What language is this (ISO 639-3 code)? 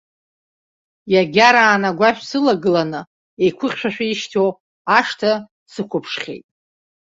abk